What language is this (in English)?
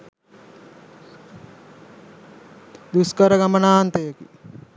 Sinhala